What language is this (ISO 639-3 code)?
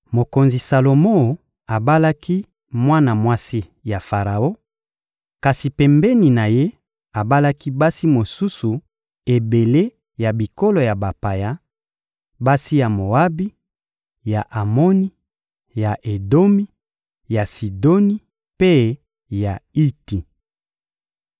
lin